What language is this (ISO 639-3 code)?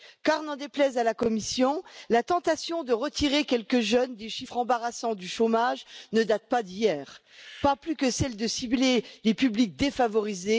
fra